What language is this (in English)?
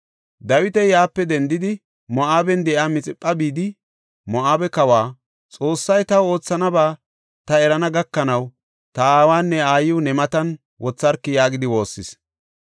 Gofa